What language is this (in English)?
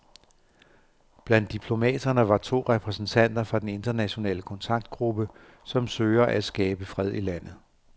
Danish